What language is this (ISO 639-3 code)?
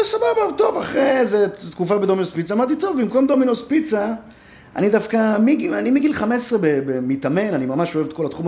heb